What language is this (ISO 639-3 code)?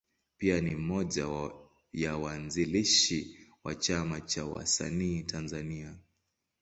swa